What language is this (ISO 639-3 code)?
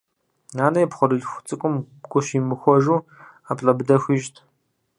kbd